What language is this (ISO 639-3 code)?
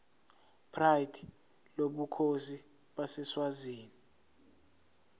zul